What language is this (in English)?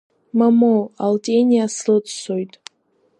Abkhazian